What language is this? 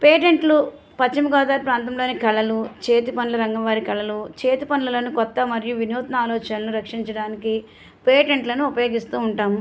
Telugu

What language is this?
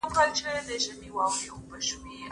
Pashto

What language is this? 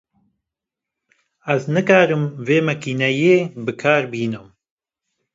Kurdish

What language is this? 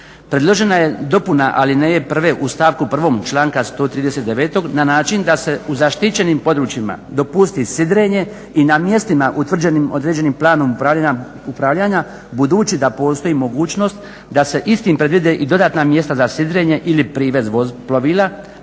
Croatian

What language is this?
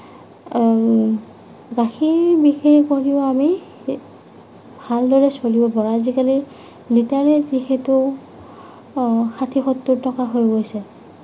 Assamese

